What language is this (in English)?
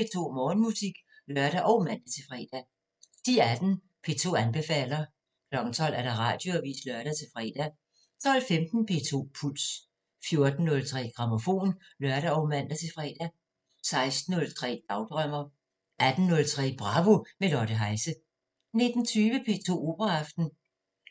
Danish